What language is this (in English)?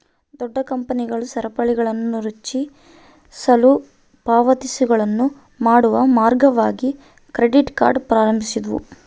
Kannada